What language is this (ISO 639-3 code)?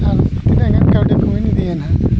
sat